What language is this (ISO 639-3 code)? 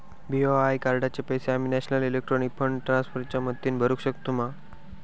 mar